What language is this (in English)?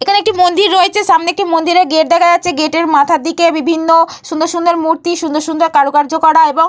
Bangla